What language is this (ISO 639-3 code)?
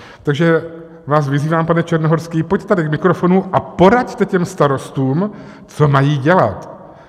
ces